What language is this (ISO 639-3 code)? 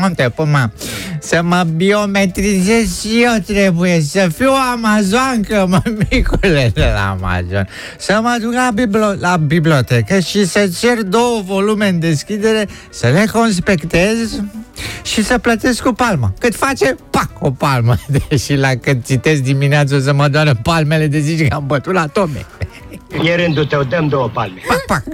ron